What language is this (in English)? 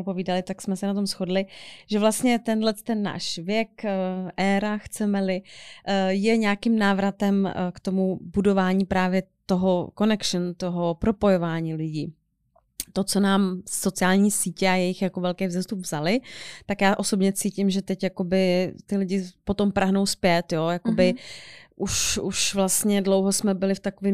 Czech